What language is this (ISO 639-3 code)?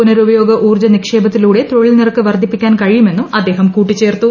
mal